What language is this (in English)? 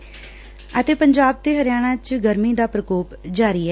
Punjabi